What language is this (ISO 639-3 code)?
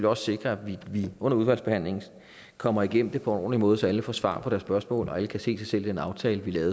dan